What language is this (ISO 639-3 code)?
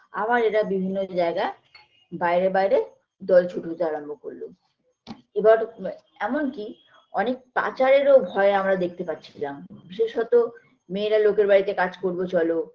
ben